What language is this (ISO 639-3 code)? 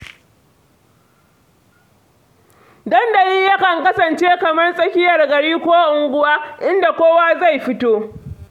hau